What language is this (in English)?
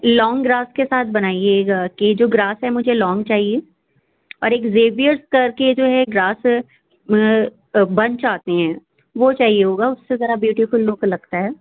Urdu